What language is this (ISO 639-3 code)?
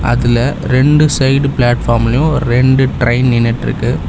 tam